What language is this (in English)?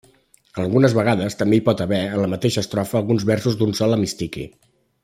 Catalan